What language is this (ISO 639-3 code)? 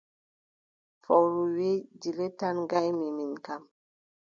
fub